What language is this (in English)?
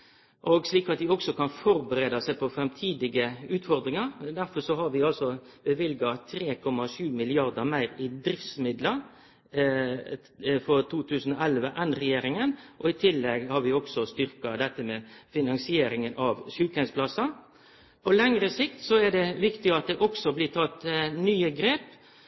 Norwegian Nynorsk